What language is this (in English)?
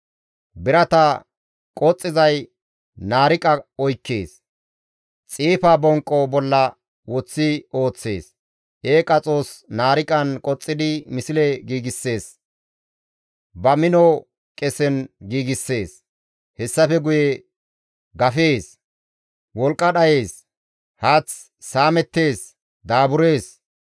Gamo